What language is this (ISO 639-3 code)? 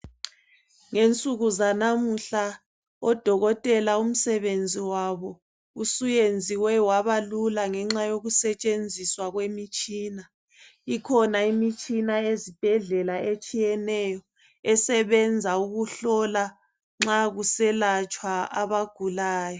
nde